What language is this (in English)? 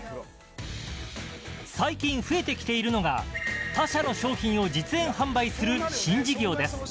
Japanese